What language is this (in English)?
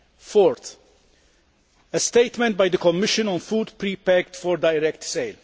English